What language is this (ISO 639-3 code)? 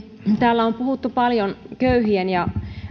fin